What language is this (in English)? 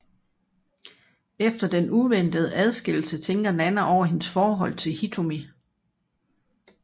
Danish